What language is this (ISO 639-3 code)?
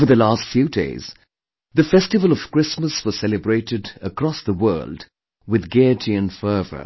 eng